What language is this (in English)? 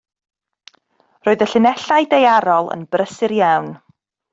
Welsh